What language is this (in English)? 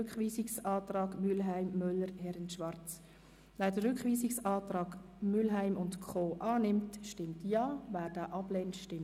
Swiss German